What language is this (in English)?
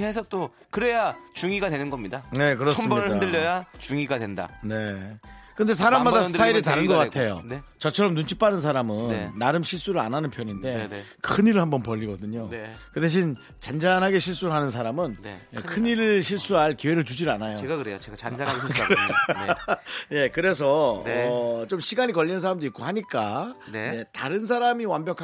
Korean